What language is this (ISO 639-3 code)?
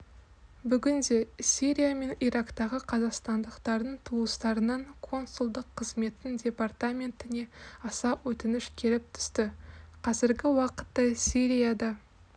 kaz